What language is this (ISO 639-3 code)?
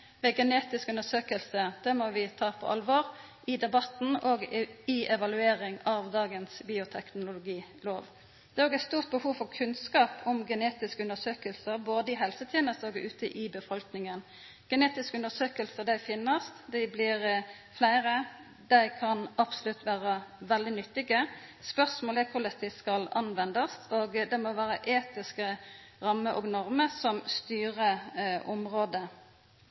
nno